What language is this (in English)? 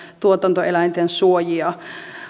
Finnish